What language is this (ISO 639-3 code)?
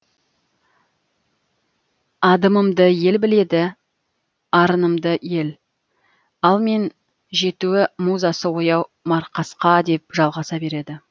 kaz